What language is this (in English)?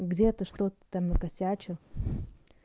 Russian